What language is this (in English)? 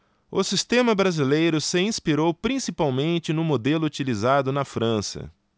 Portuguese